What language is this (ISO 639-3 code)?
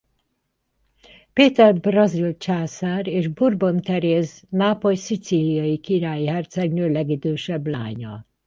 hun